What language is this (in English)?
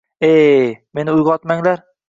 Uzbek